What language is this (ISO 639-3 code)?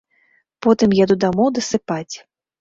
bel